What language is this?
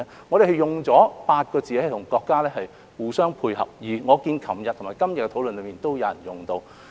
Cantonese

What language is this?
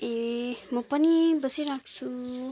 Nepali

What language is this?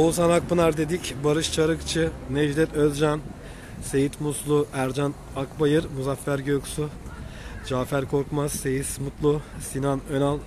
Turkish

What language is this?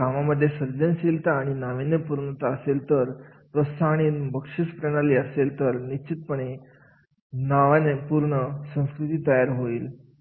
Marathi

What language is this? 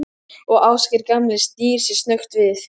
Icelandic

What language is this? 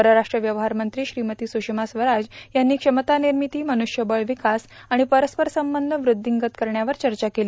Marathi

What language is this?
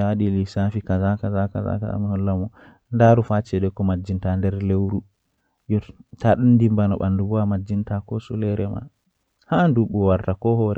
Western Niger Fulfulde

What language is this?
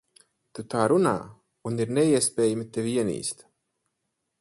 Latvian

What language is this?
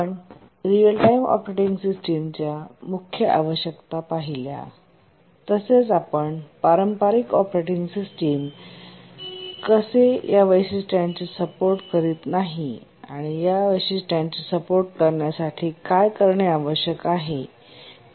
Marathi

